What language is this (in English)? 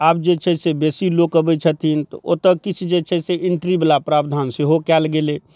Maithili